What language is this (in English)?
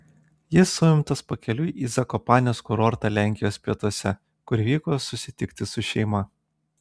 Lithuanian